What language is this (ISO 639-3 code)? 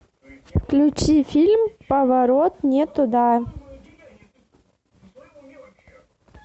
rus